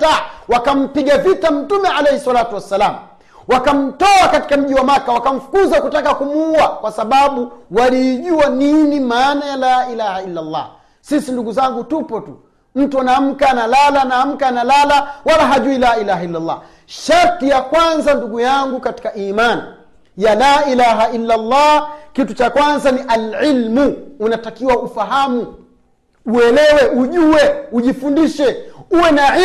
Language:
Swahili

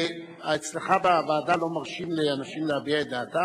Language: Hebrew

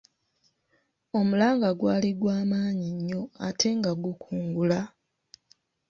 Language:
Ganda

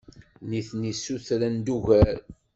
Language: Kabyle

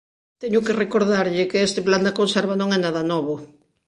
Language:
Galician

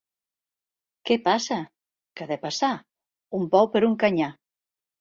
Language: Catalan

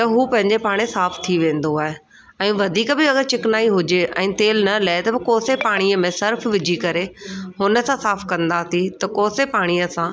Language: Sindhi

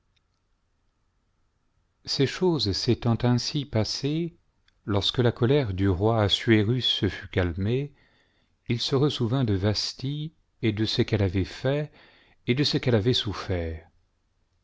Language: French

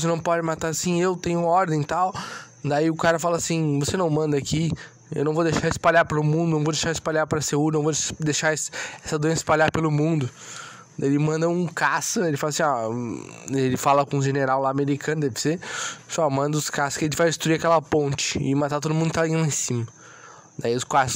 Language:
Portuguese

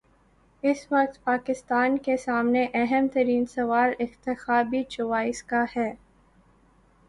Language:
Urdu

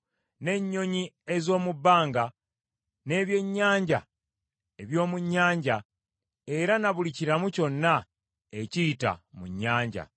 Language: Ganda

